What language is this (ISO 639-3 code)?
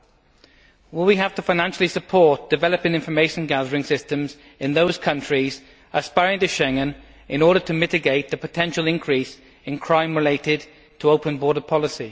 eng